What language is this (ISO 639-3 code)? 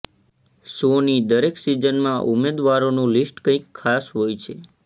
guj